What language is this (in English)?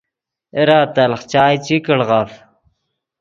Yidgha